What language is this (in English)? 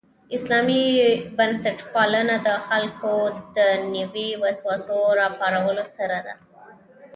Pashto